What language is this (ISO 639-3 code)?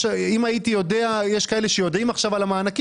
heb